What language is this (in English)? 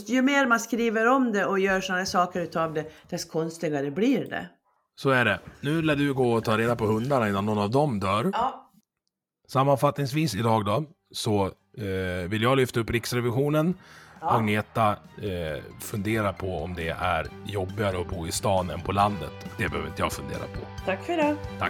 Swedish